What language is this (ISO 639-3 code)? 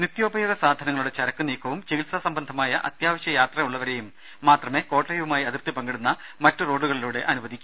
mal